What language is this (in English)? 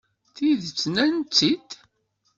Kabyle